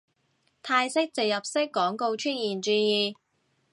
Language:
Cantonese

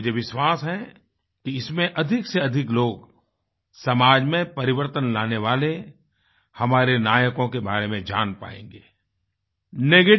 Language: Hindi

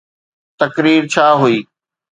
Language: Sindhi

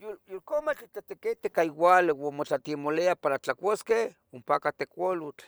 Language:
Tetelcingo Nahuatl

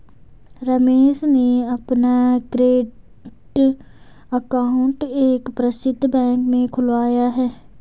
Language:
Hindi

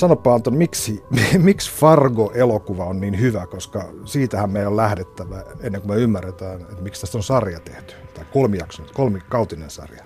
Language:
Finnish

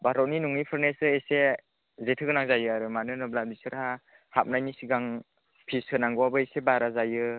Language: Bodo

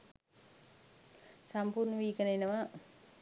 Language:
Sinhala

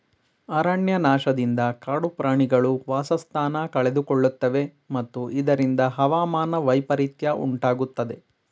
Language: Kannada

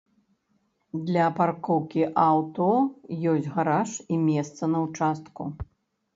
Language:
Belarusian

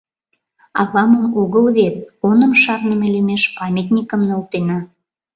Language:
Mari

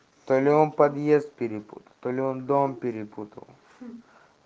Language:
Russian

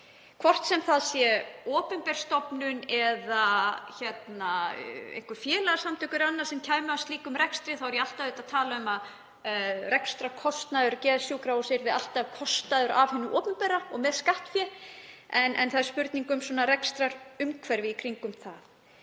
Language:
Icelandic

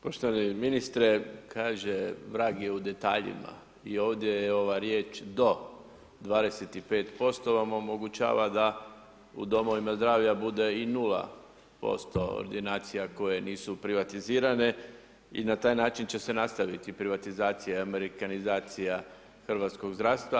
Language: Croatian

